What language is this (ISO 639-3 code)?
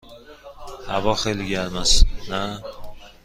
fas